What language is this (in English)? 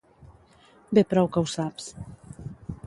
Catalan